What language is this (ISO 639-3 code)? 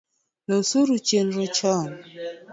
luo